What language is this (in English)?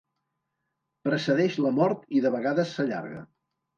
Catalan